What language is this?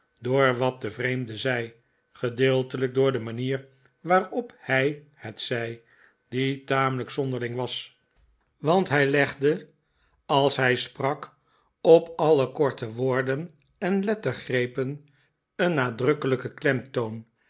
Dutch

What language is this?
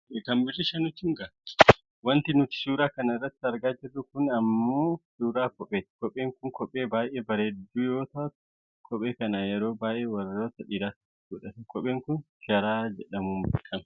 Oromo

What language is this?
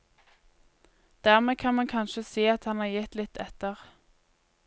Norwegian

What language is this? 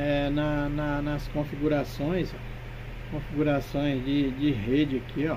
Portuguese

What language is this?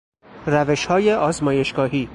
Persian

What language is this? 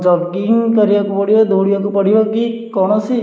Odia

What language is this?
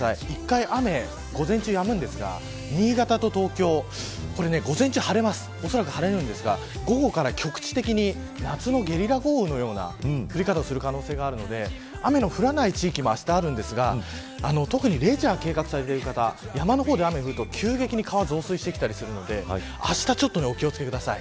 Japanese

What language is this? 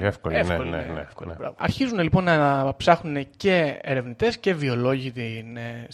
Greek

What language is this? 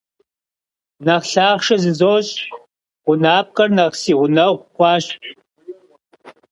Kabardian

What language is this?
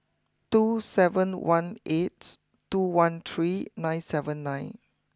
English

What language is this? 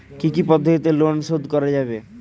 Bangla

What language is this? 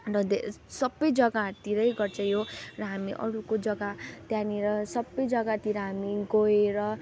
Nepali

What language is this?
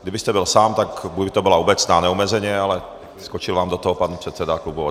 Czech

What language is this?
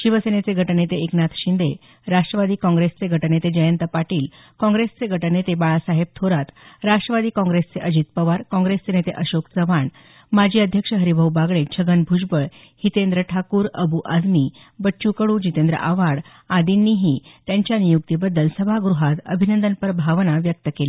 Marathi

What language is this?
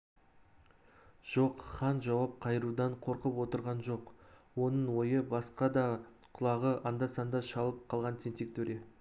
Kazakh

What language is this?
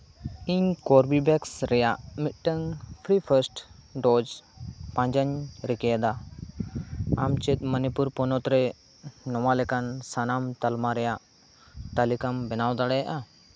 Santali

